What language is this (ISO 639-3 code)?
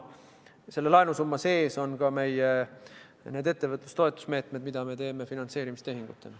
est